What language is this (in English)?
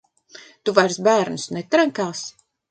Latvian